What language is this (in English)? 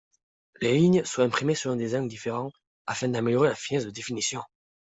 French